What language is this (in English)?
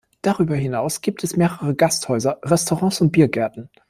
German